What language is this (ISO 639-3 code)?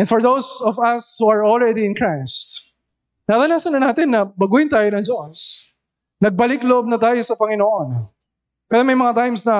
fil